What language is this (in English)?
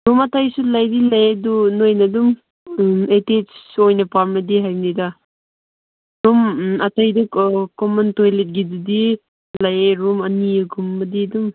Manipuri